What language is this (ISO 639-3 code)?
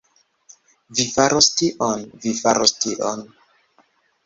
epo